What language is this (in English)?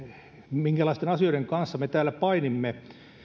Finnish